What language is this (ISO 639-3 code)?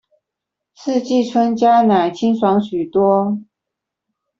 zho